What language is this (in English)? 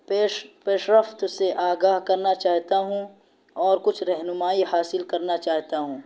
Urdu